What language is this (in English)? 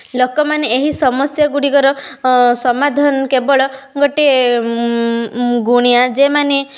Odia